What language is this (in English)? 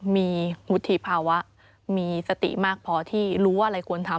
Thai